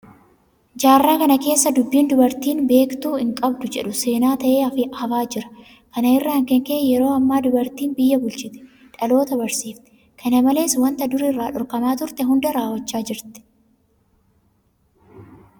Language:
Oromo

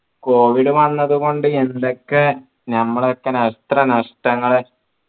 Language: Malayalam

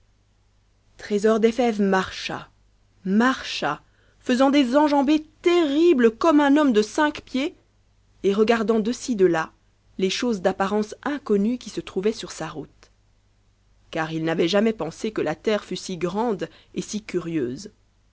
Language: French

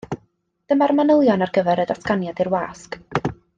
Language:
Welsh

